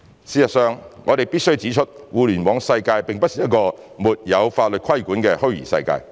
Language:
Cantonese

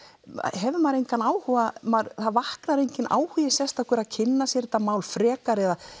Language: Icelandic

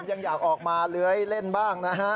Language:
Thai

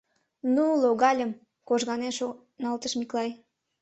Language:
Mari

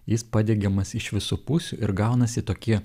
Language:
Lithuanian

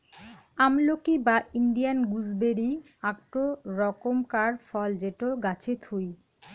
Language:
Bangla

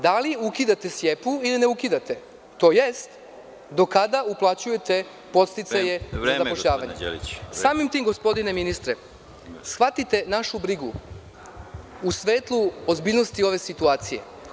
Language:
Serbian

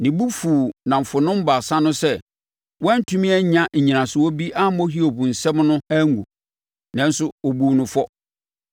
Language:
Akan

